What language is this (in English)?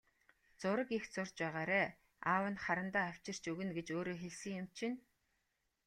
Mongolian